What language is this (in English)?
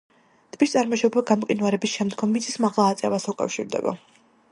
Georgian